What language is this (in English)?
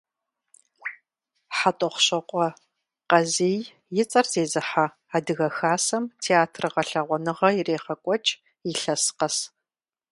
Kabardian